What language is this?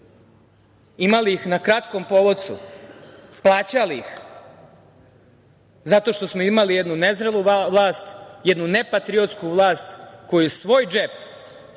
Serbian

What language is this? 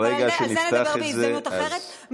Hebrew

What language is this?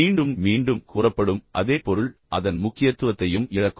Tamil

